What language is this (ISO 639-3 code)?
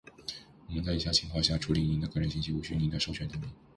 zho